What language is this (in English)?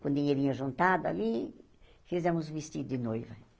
Portuguese